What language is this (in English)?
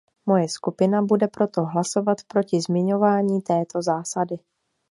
Czech